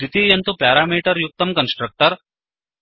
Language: Sanskrit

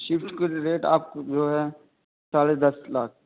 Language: Urdu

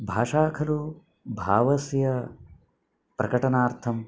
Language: Sanskrit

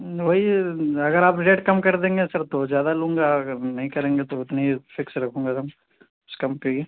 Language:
Urdu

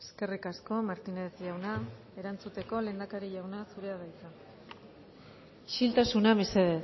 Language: Basque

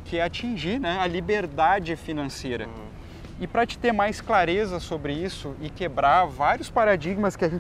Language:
Portuguese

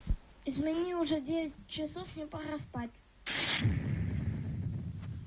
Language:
Russian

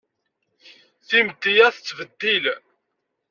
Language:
Kabyle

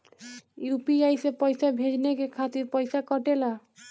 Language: Bhojpuri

